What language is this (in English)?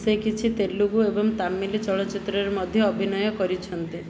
Odia